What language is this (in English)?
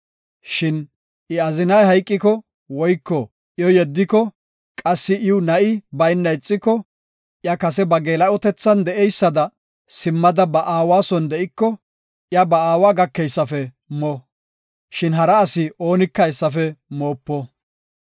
Gofa